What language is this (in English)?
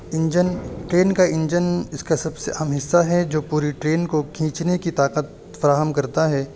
Urdu